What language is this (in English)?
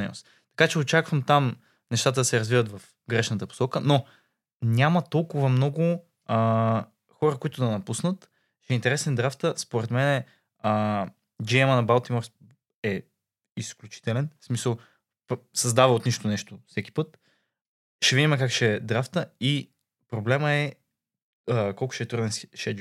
Bulgarian